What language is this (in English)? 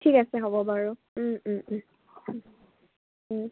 Assamese